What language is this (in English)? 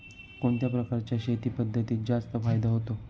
Marathi